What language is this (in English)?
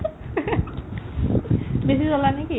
Assamese